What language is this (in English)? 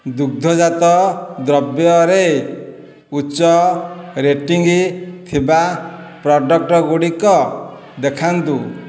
Odia